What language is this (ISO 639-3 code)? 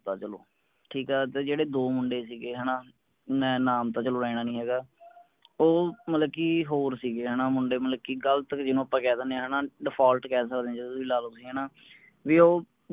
pan